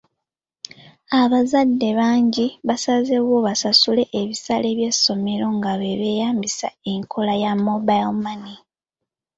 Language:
Ganda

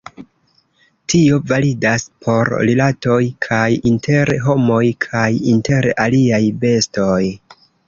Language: Esperanto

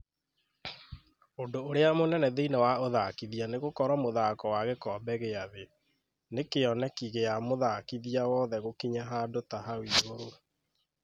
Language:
Kikuyu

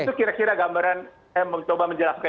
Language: Indonesian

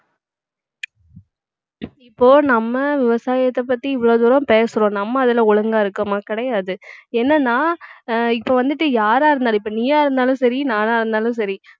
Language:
Tamil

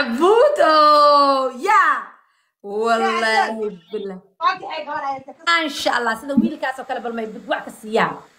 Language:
Arabic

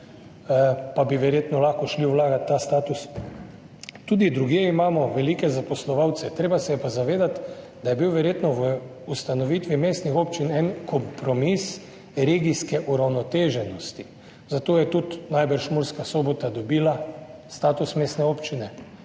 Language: Slovenian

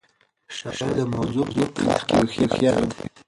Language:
Pashto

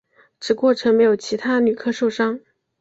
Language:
Chinese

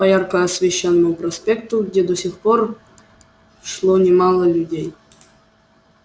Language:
Russian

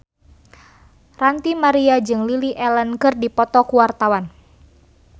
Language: Sundanese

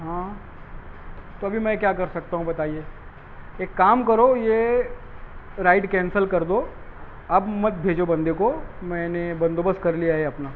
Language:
Urdu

